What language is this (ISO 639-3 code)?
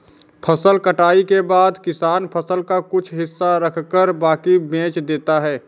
hin